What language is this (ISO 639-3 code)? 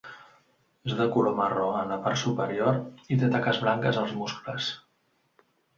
cat